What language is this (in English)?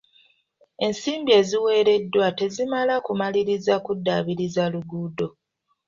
Ganda